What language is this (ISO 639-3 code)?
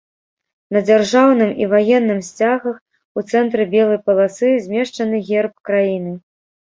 bel